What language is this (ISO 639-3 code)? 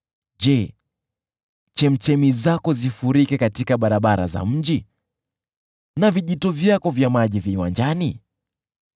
swa